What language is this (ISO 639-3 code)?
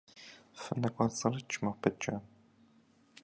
kbd